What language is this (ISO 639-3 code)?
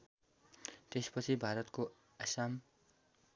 nep